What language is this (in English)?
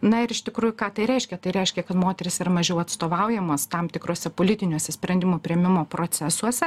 Lithuanian